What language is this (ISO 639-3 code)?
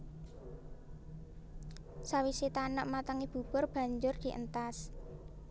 jav